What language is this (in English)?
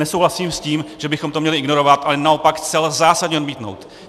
Czech